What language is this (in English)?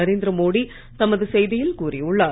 Tamil